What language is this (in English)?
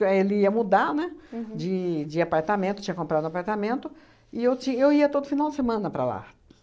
Portuguese